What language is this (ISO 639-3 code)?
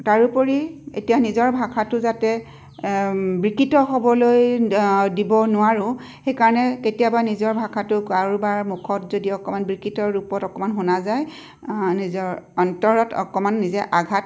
asm